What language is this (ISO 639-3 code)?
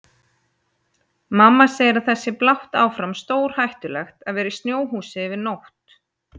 isl